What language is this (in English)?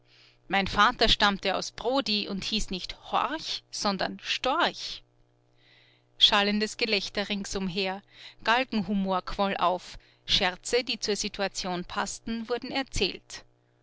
German